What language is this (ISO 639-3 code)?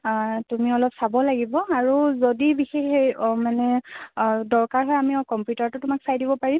asm